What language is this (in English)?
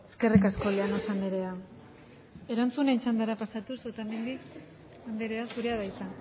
Basque